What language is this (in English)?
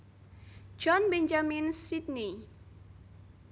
Javanese